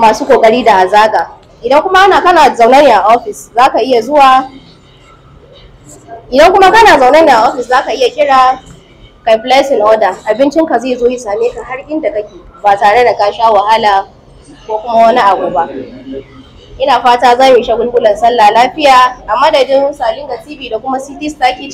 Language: Arabic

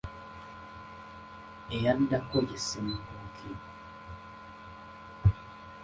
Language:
Ganda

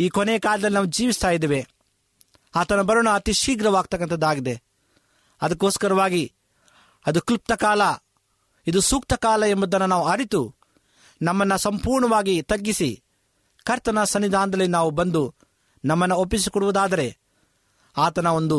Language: Kannada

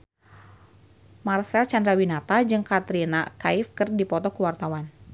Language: Sundanese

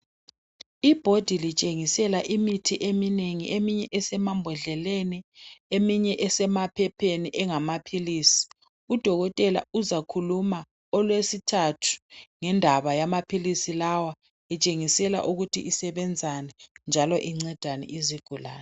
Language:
North Ndebele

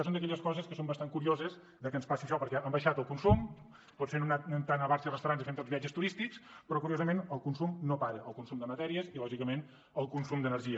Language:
Catalan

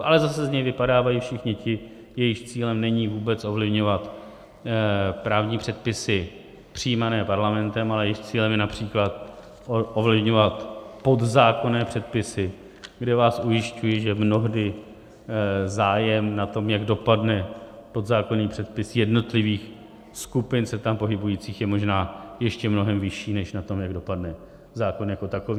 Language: Czech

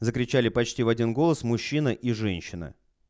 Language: Russian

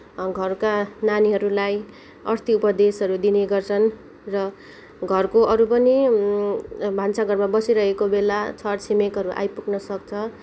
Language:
Nepali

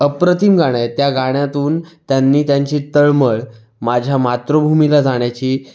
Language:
Marathi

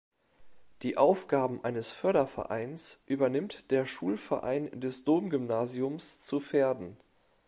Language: German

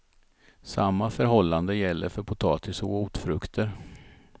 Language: Swedish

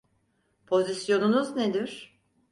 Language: Turkish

